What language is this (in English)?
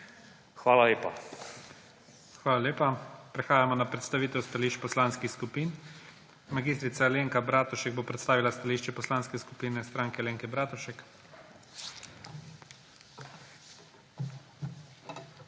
Slovenian